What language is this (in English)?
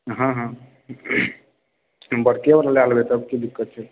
Maithili